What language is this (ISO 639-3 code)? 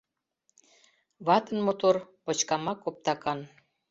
chm